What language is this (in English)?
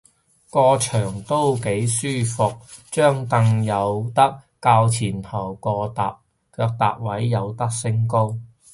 Cantonese